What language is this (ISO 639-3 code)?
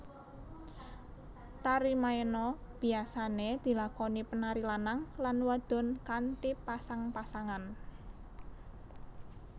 jav